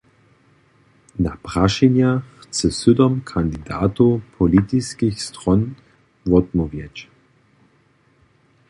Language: Upper Sorbian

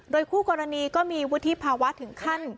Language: Thai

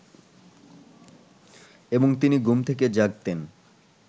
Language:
Bangla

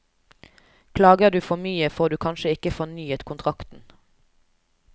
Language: Norwegian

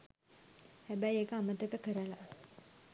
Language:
Sinhala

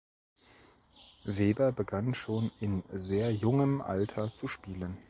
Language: German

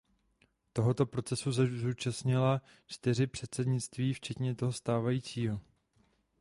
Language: Czech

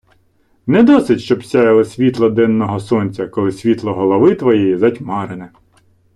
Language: Ukrainian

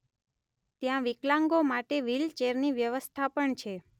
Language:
Gujarati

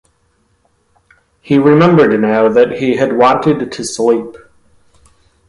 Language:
English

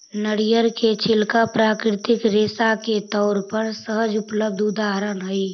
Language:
Magahi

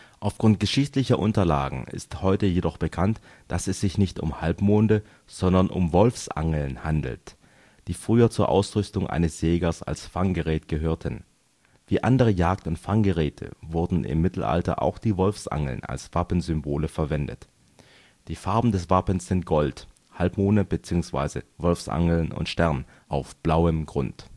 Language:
German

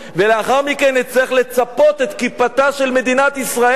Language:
Hebrew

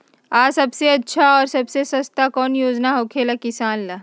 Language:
Magahi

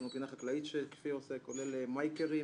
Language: Hebrew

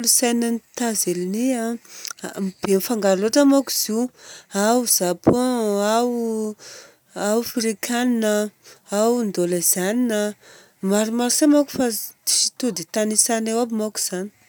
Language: Southern Betsimisaraka Malagasy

